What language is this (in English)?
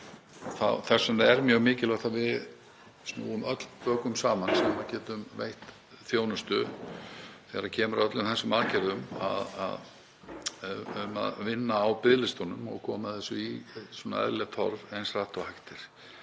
Icelandic